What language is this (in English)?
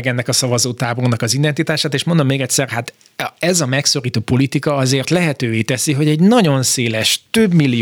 Hungarian